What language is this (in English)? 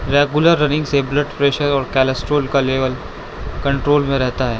Urdu